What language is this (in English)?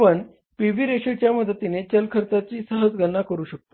Marathi